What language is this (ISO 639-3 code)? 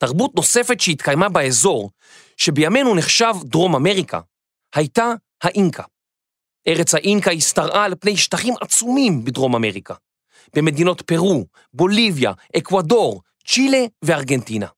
heb